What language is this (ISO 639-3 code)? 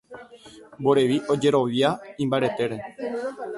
grn